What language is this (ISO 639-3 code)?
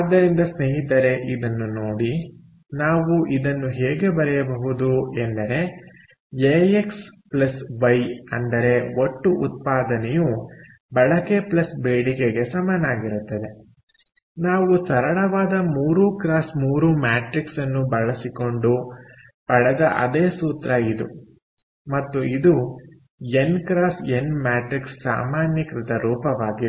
kan